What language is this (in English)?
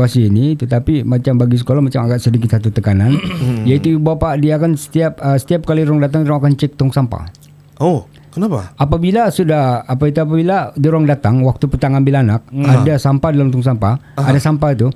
Malay